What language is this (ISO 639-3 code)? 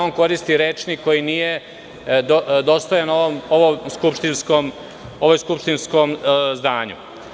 srp